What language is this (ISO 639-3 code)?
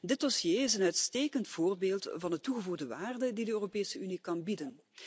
nld